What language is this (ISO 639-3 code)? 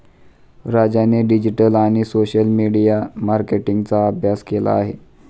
mar